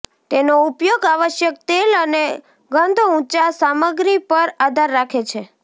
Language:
Gujarati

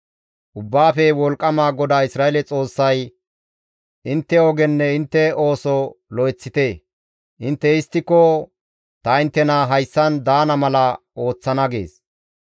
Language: Gamo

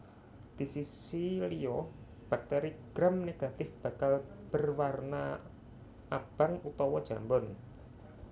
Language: Javanese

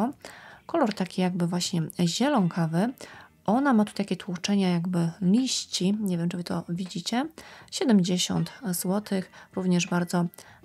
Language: Polish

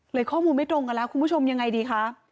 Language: Thai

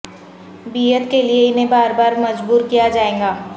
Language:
Urdu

